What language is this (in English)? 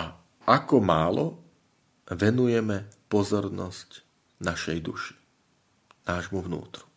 Slovak